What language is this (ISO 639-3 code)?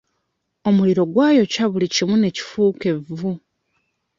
lug